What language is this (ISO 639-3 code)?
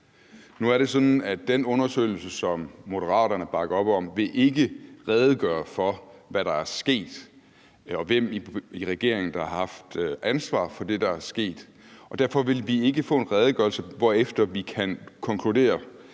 dan